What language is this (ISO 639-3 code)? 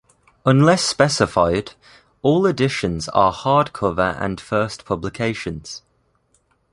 eng